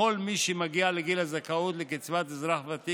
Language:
Hebrew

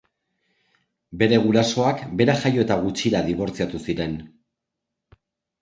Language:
Basque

